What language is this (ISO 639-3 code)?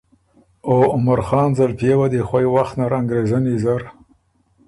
oru